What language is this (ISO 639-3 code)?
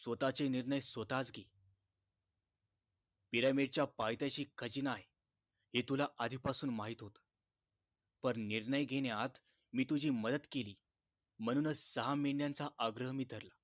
mar